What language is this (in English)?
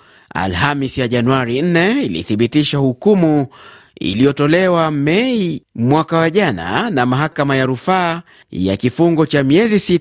Swahili